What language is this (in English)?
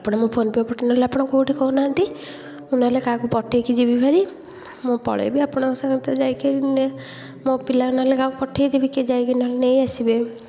Odia